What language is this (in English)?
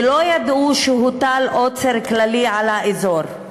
Hebrew